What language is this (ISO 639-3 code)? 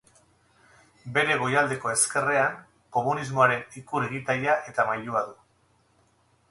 eus